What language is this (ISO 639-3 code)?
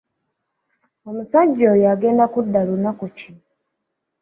lug